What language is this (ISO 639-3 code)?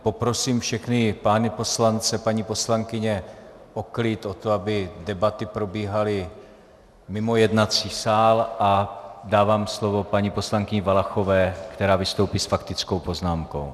ces